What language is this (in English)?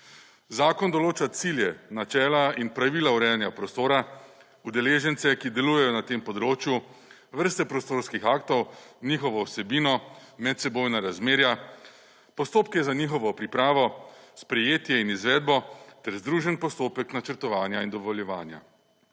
Slovenian